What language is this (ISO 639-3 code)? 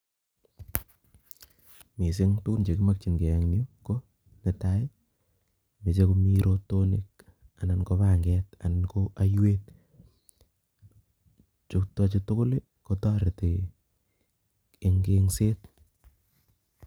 kln